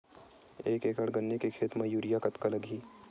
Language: Chhattisgarhi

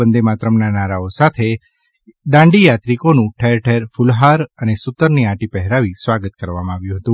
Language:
Gujarati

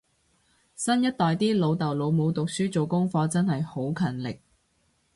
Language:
Cantonese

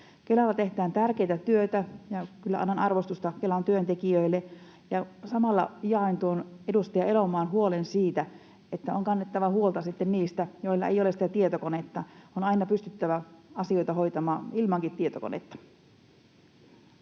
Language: Finnish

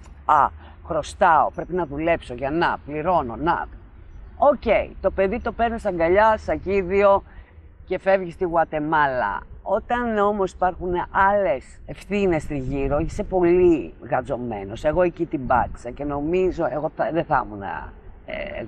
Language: Greek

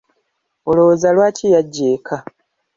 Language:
Ganda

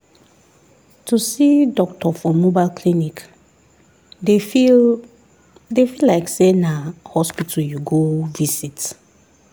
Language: Nigerian Pidgin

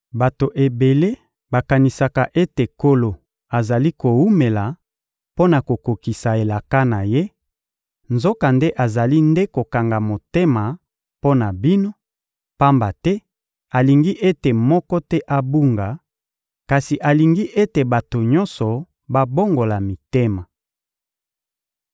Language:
Lingala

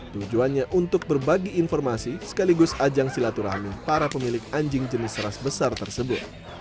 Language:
Indonesian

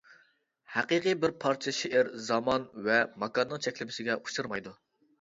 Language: Uyghur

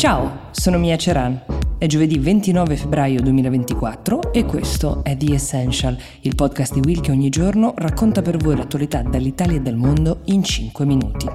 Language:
Italian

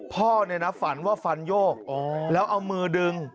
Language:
Thai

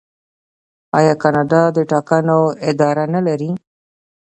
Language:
Pashto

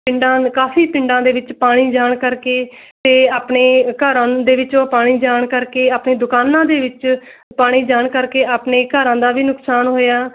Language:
Punjabi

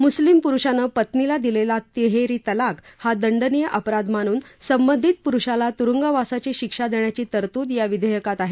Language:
Marathi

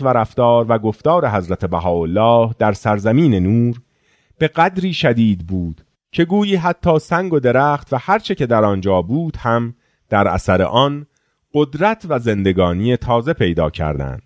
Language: Persian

